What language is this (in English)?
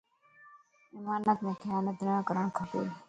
Lasi